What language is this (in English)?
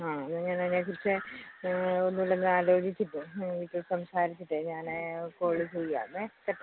Malayalam